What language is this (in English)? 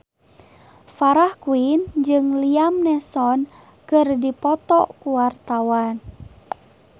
Sundanese